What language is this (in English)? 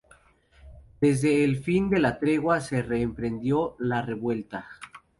Spanish